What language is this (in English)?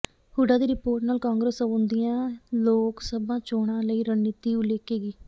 Punjabi